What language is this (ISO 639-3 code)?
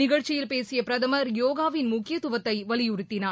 tam